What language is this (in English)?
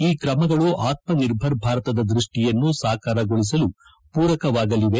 Kannada